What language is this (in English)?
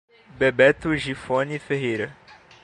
Portuguese